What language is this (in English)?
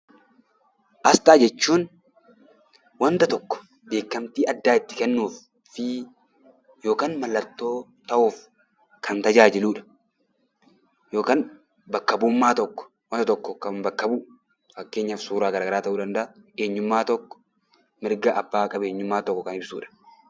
Oromo